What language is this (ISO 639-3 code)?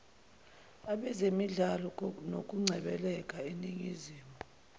zul